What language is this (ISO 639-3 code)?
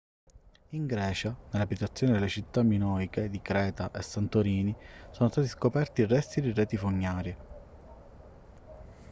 ita